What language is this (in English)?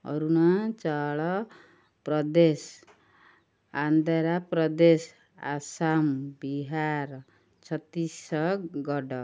Odia